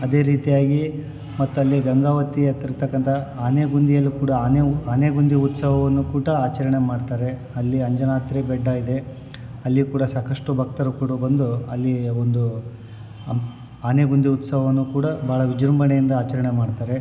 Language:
Kannada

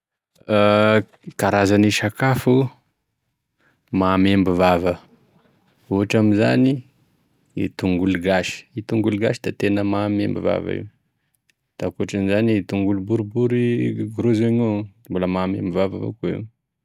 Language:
Tesaka Malagasy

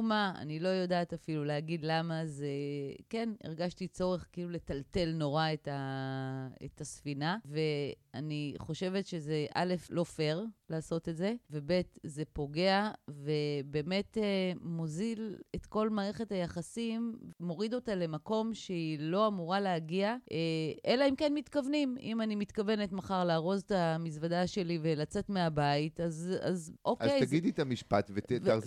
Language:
Hebrew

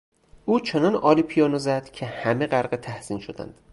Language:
Persian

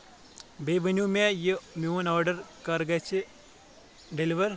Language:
Kashmiri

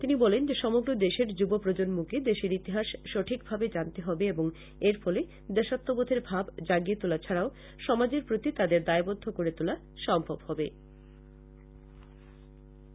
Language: Bangla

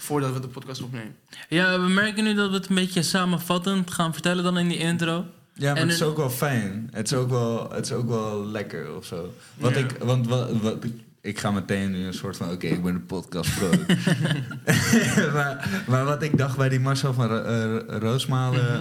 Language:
Dutch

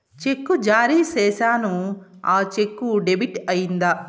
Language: Telugu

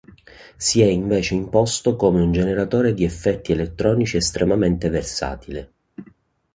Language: Italian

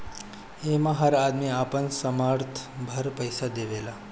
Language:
Bhojpuri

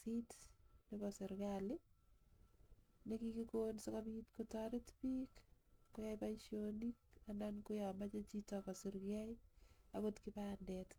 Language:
Kalenjin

